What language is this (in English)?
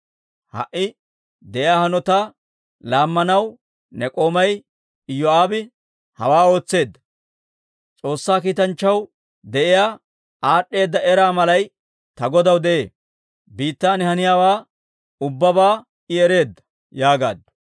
Dawro